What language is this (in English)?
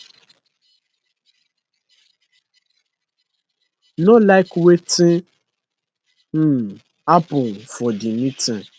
Nigerian Pidgin